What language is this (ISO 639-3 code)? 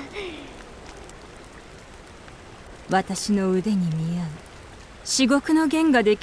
jpn